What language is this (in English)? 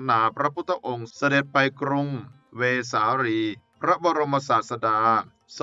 Thai